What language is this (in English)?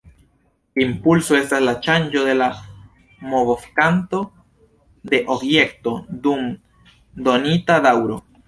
Esperanto